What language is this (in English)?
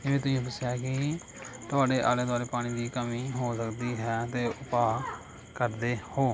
Punjabi